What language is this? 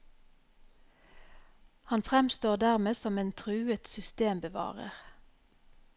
Norwegian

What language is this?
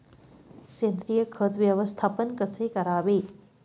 Marathi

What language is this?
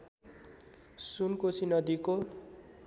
Nepali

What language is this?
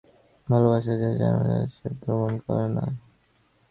Bangla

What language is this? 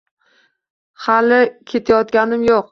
Uzbek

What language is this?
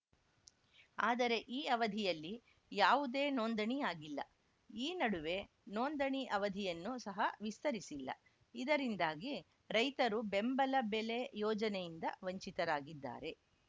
Kannada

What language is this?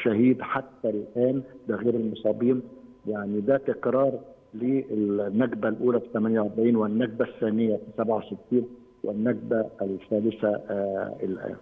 Arabic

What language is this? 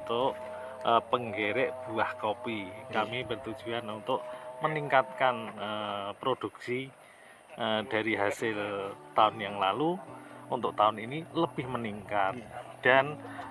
Indonesian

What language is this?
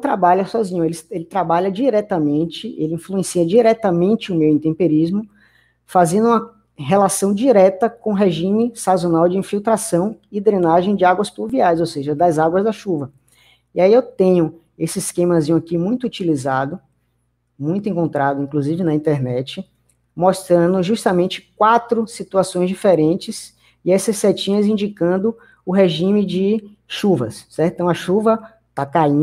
Portuguese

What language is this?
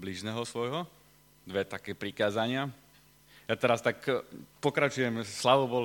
Slovak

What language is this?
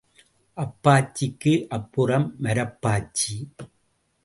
Tamil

